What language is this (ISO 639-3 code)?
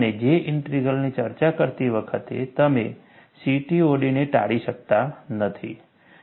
guj